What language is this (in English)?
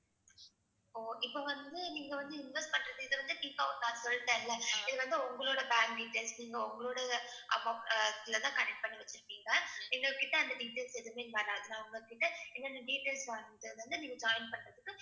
Tamil